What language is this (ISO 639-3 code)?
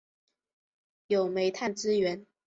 zho